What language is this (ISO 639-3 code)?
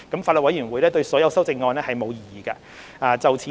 yue